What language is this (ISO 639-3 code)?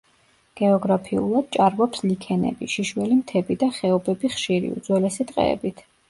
kat